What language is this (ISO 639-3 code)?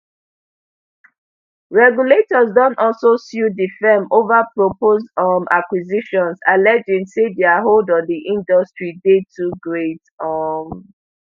pcm